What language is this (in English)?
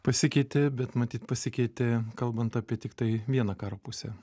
Lithuanian